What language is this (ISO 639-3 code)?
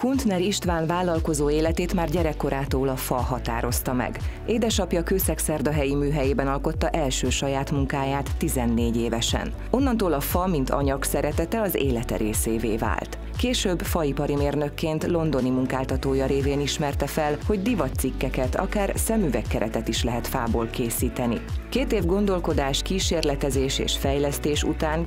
hun